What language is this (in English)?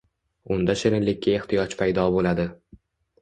Uzbek